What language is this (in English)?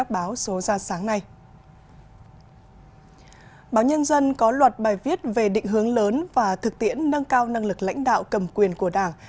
Vietnamese